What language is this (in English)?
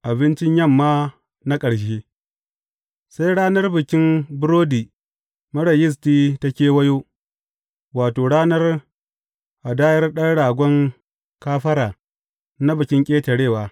Hausa